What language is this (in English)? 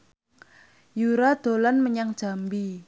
Javanese